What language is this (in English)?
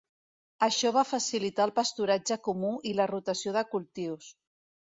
Catalan